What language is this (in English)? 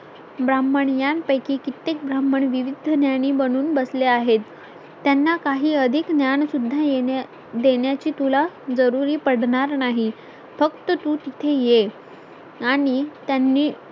Marathi